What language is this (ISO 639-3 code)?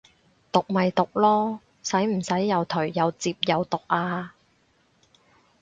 yue